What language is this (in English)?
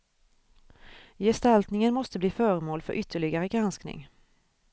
Swedish